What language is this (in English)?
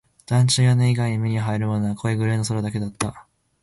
Japanese